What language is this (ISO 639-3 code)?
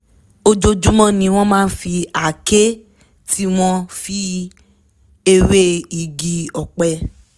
yor